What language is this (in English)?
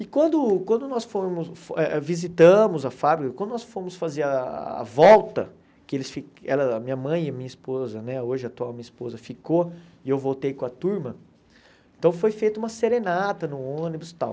Portuguese